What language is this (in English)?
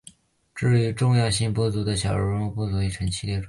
Chinese